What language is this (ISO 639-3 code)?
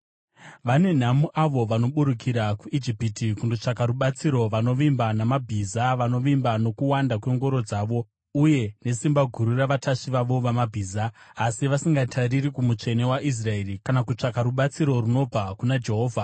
sna